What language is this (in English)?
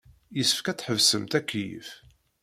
Kabyle